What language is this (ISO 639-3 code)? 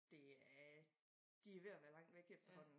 dan